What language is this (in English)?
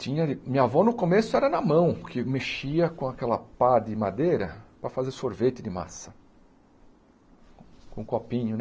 Portuguese